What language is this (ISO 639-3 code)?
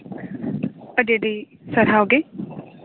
sat